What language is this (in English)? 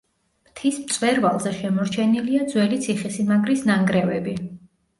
Georgian